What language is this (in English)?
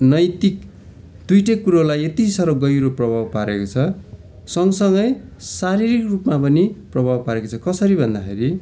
Nepali